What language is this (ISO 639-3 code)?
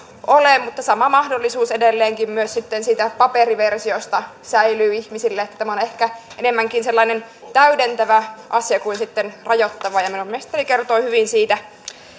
fin